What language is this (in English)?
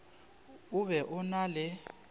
Northern Sotho